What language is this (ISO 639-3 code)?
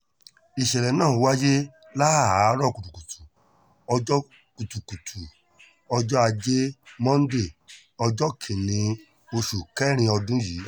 yor